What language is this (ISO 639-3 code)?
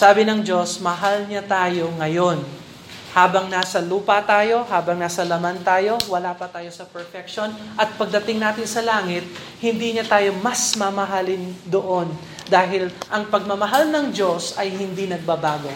fil